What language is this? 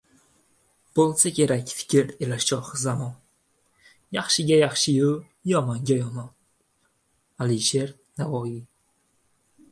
Uzbek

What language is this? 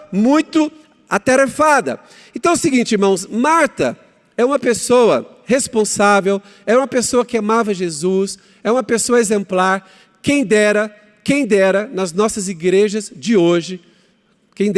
Portuguese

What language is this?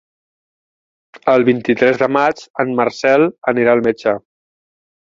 Catalan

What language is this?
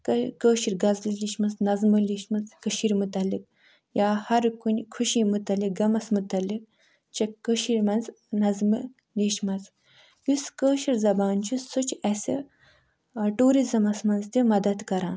Kashmiri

